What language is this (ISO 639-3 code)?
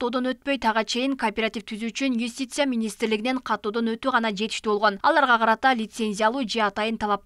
rus